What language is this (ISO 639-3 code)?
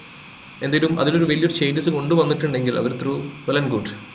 mal